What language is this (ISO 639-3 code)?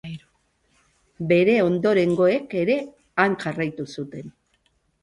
eus